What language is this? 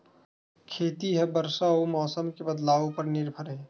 Chhattisgarhi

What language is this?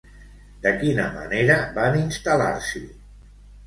Catalan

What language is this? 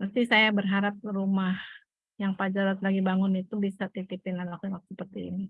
Indonesian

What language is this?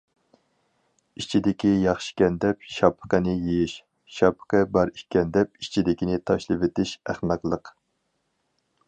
Uyghur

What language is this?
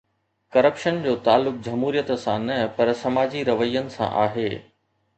Sindhi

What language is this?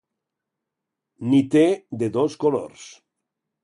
Catalan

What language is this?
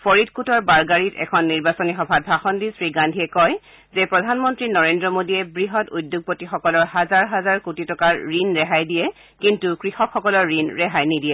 Assamese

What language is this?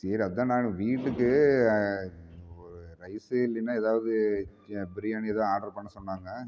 Tamil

